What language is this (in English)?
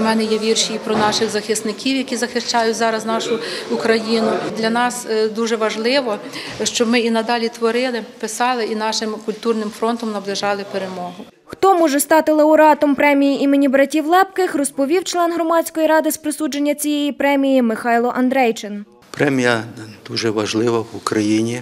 Ukrainian